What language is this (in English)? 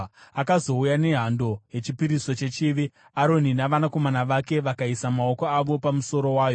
Shona